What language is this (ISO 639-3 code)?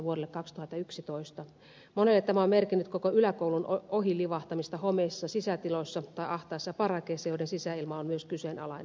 fin